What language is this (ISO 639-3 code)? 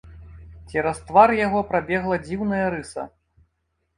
bel